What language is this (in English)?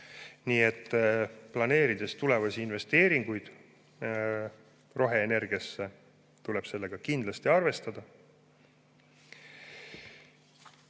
Estonian